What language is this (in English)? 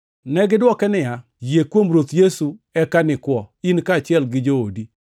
Luo (Kenya and Tanzania)